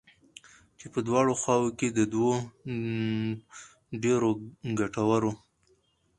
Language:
Pashto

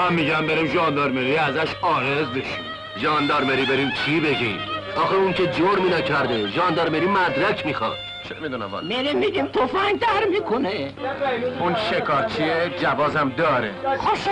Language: Persian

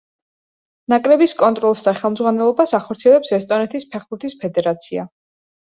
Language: Georgian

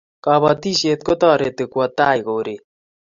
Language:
Kalenjin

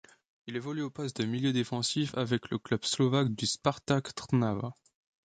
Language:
French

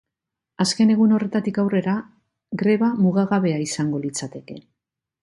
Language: Basque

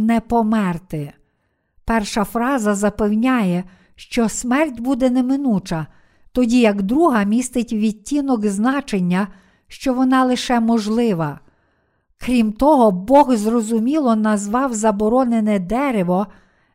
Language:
Ukrainian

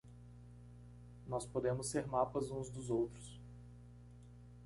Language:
Portuguese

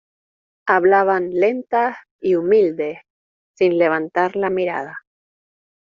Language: Spanish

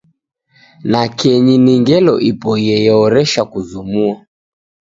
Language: Taita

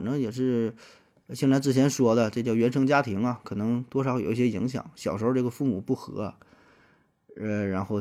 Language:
Chinese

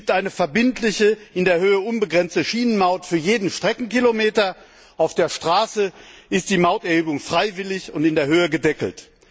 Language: German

